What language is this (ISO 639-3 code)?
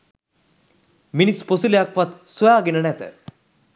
sin